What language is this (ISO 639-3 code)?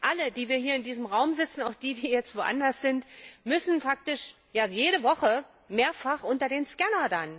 deu